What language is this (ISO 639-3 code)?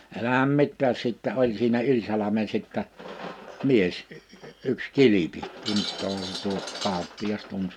fin